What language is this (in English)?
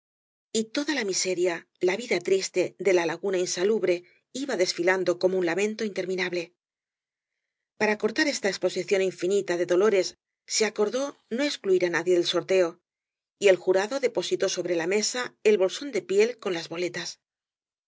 Spanish